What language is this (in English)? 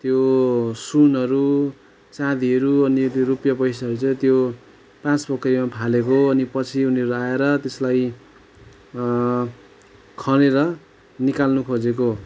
Nepali